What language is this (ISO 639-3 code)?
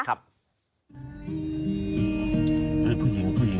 tha